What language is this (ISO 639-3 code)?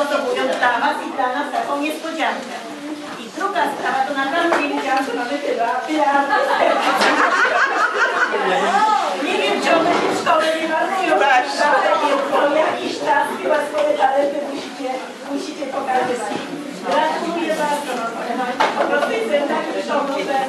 pol